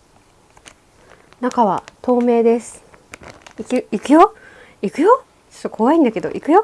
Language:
Japanese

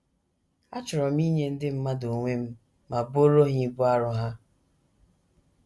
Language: Igbo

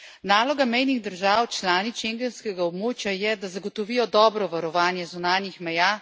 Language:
Slovenian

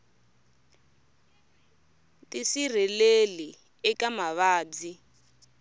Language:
Tsonga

